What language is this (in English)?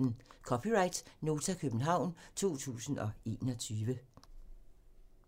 Danish